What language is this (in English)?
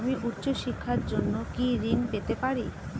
Bangla